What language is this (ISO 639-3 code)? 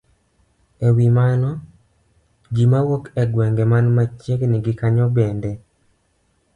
luo